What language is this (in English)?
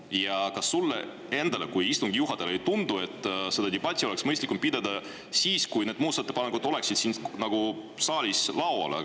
Estonian